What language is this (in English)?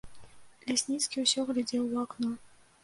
Belarusian